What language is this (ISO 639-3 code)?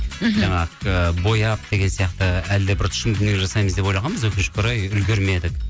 kaz